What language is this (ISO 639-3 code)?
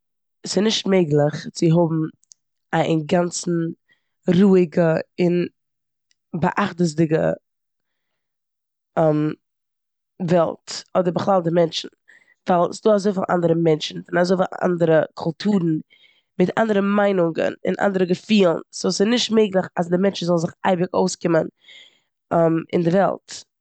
yid